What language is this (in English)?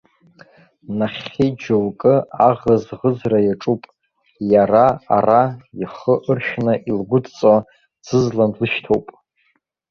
Abkhazian